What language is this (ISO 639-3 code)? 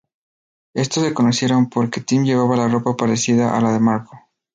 spa